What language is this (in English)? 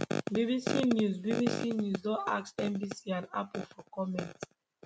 Nigerian Pidgin